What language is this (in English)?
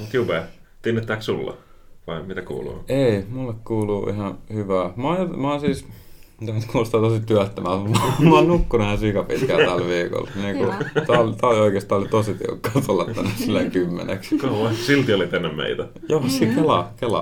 Finnish